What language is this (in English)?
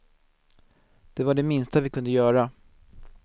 Swedish